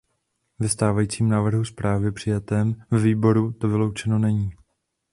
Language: Czech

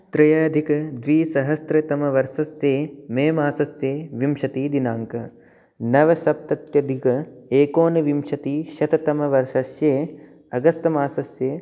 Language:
Sanskrit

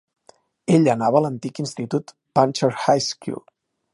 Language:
Catalan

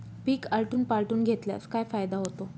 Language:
Marathi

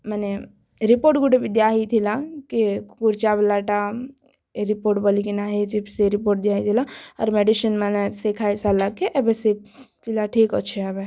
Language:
Odia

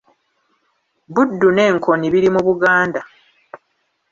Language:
Ganda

